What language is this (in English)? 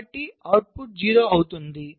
Telugu